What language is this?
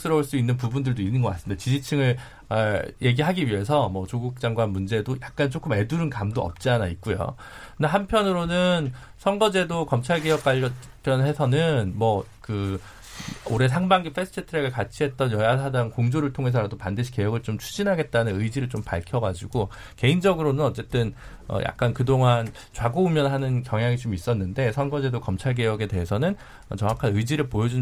Korean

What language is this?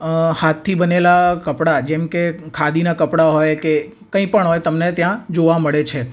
Gujarati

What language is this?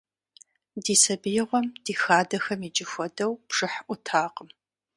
Kabardian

